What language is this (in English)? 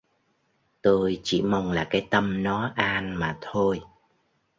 Vietnamese